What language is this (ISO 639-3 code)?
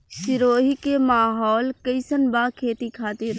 bho